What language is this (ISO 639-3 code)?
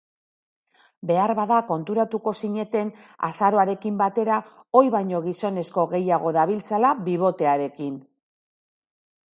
eus